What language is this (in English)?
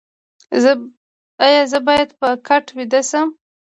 Pashto